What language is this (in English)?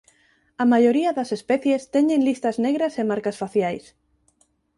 Galician